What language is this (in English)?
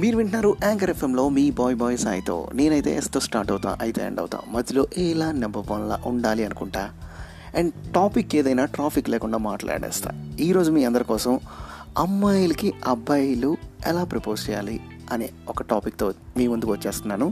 Telugu